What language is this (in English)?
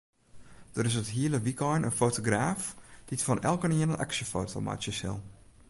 Western Frisian